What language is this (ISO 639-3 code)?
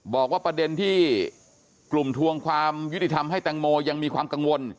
tha